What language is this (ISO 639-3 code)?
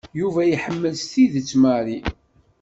kab